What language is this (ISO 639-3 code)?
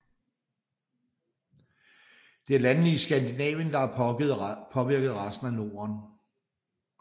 dan